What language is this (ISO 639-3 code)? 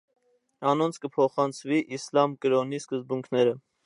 hye